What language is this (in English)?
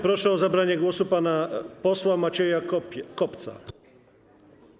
Polish